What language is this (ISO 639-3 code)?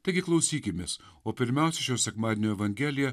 lit